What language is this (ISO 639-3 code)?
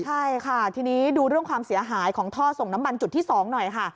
tha